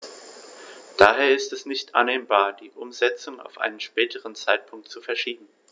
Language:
German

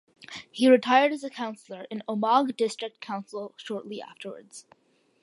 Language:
English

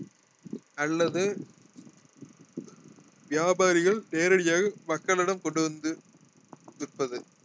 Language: Tamil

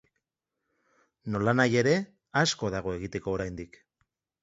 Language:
Basque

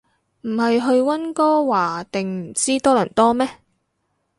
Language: Cantonese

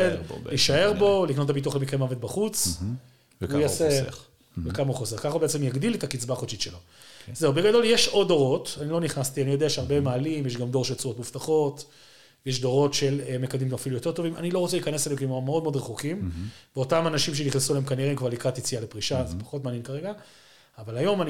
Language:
Hebrew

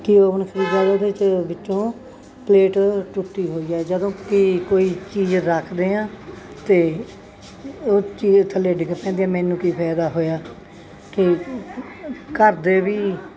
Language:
Punjabi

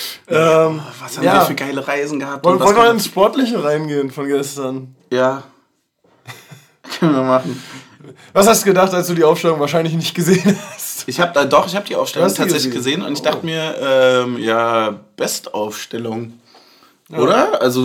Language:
German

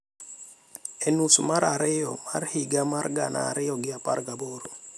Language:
Luo (Kenya and Tanzania)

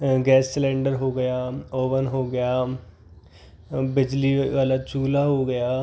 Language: Hindi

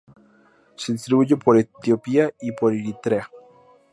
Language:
Spanish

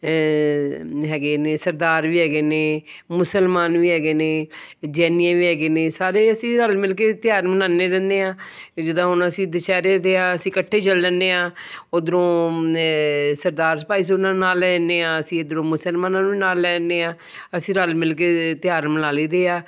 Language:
Punjabi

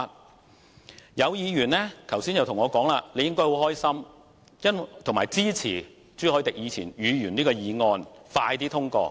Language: Cantonese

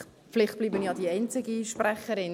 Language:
Swiss German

